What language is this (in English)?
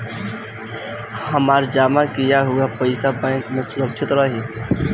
Bhojpuri